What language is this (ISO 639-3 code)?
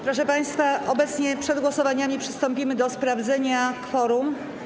pol